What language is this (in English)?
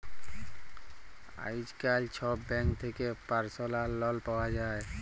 Bangla